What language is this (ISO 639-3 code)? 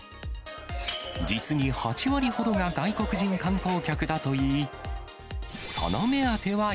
jpn